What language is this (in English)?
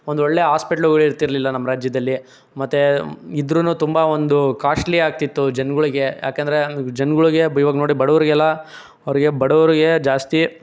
Kannada